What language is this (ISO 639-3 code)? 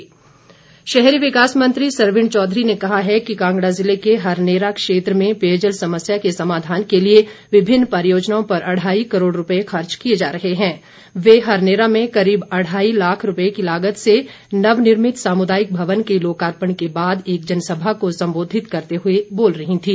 hin